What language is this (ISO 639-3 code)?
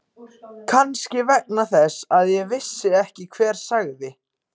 isl